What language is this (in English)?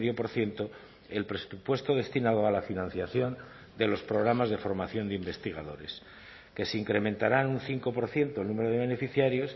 Spanish